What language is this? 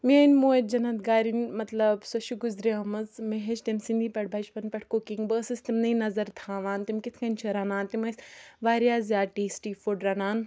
Kashmiri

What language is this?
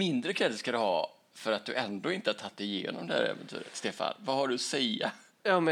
Swedish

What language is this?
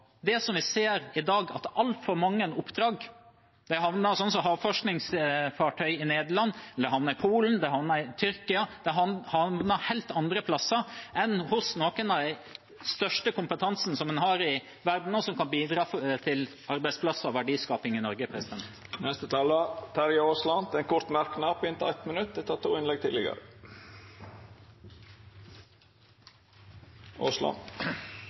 Norwegian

